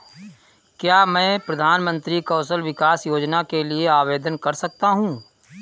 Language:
Hindi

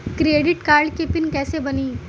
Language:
Bhojpuri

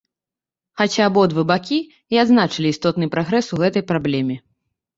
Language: Belarusian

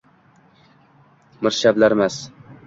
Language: Uzbek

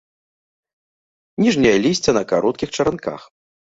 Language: Belarusian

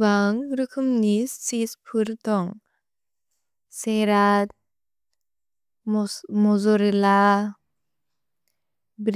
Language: Bodo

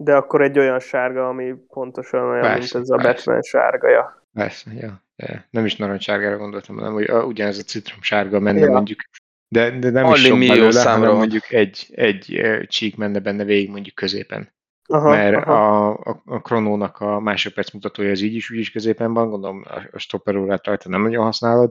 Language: Hungarian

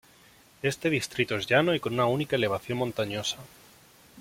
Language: Spanish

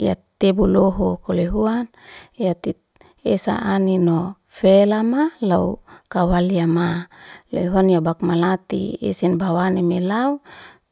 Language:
Liana-Seti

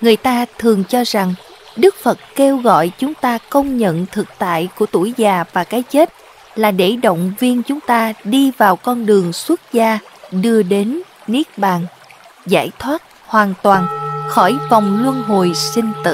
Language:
Vietnamese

